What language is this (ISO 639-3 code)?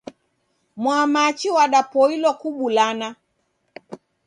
dav